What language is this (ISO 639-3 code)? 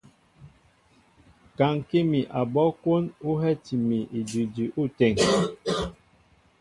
mbo